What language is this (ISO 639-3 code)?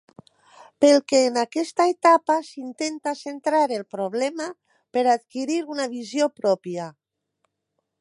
cat